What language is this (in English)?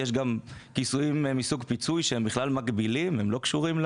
Hebrew